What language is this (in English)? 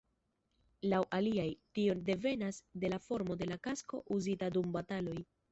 Esperanto